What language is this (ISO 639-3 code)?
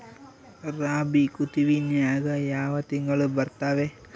kan